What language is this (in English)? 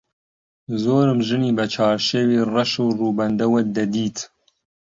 Central Kurdish